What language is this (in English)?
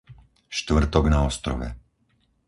Slovak